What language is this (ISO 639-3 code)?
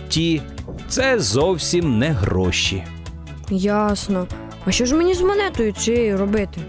ukr